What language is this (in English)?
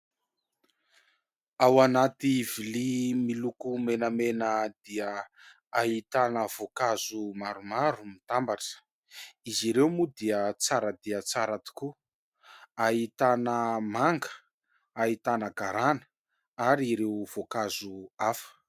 Malagasy